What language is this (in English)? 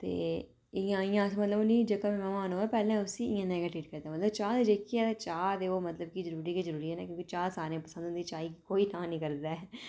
Dogri